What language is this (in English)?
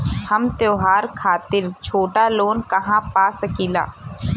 Bhojpuri